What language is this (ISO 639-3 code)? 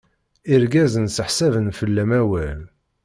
kab